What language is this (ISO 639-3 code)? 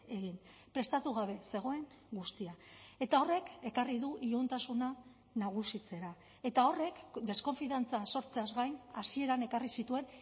eus